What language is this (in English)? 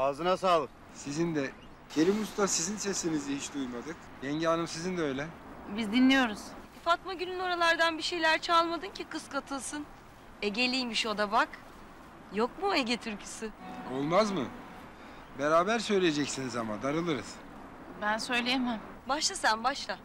Turkish